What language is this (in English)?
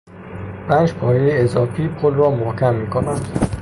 Persian